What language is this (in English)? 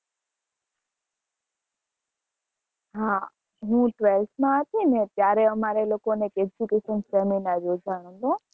Gujarati